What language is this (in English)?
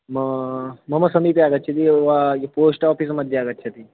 Sanskrit